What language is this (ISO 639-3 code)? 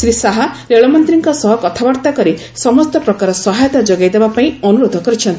ori